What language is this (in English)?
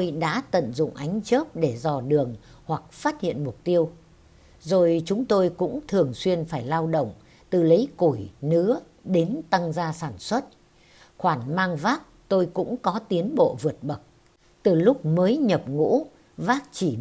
Vietnamese